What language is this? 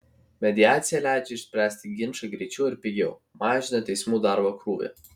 Lithuanian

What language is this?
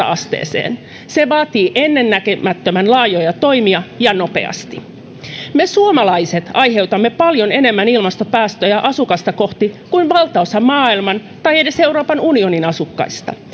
Finnish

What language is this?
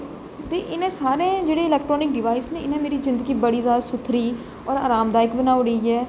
Dogri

